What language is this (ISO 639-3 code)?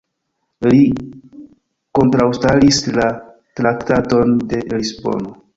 epo